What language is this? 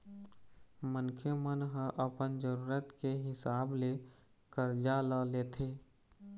Chhattisgarhi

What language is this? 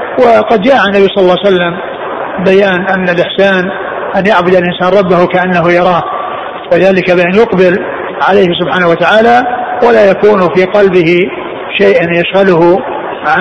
Arabic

